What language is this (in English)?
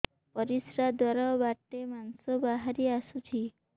Odia